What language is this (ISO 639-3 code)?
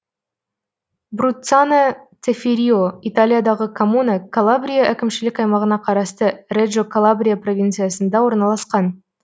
kaz